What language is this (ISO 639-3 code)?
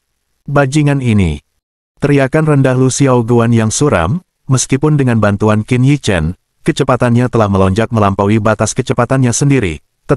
ind